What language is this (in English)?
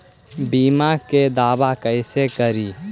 Magahi